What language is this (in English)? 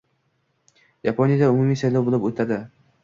Uzbek